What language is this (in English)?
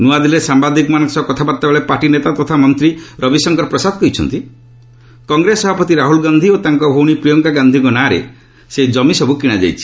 Odia